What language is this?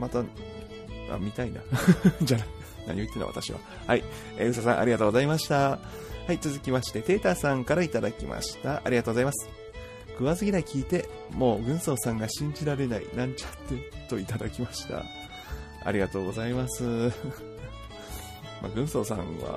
Japanese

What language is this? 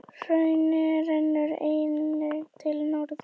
Icelandic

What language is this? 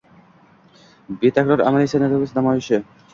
Uzbek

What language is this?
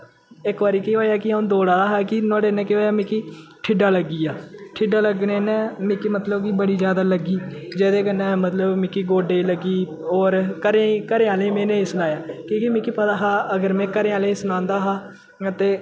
Dogri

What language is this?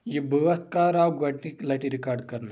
Kashmiri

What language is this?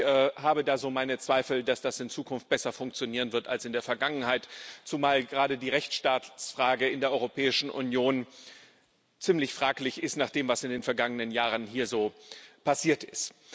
German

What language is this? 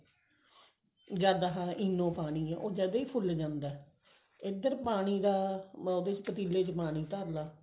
Punjabi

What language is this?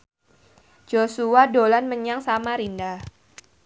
Javanese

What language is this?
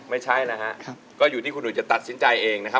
Thai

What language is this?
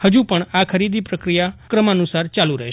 Gujarati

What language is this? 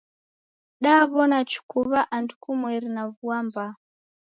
Taita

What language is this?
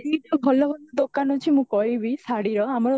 Odia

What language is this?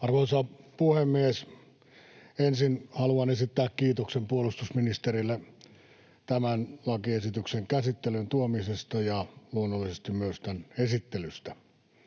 Finnish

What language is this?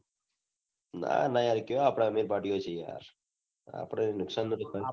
Gujarati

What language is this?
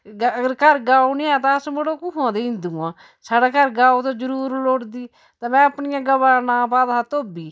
Dogri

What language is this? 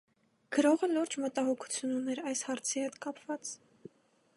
Armenian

